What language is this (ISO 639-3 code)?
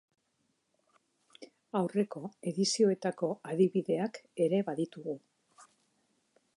eus